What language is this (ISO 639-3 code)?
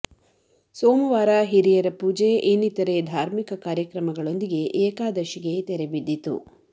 kan